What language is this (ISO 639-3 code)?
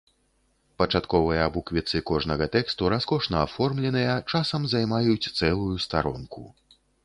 bel